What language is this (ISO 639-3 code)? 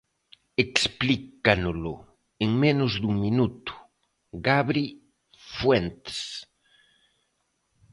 glg